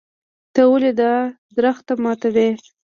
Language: Pashto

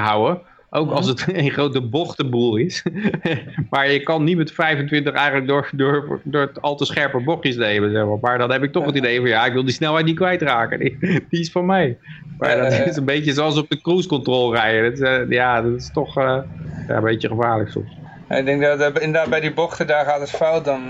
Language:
Dutch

